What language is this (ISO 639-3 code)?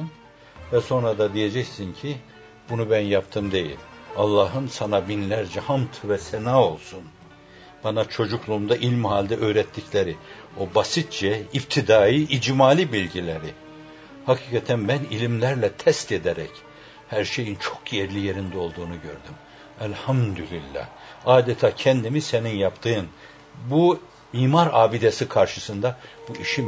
tur